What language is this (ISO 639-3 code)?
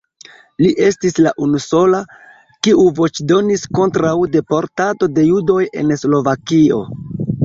epo